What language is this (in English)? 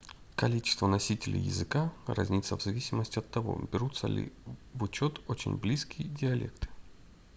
Russian